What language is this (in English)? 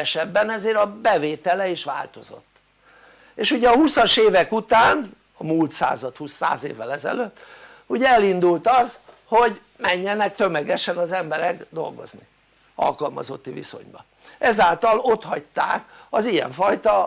Hungarian